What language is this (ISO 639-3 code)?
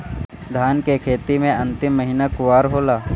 bho